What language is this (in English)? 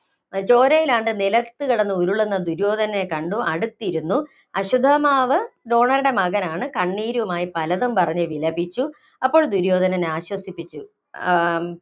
Malayalam